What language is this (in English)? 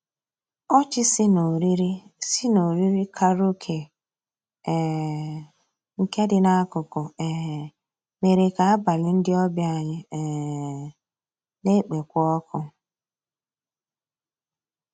Igbo